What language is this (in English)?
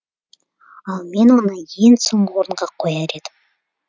Kazakh